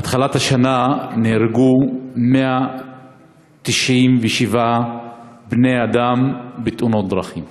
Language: Hebrew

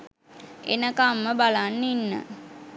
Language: Sinhala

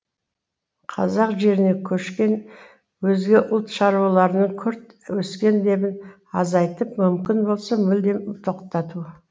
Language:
Kazakh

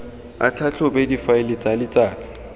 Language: Tswana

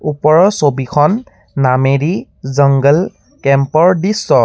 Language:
Assamese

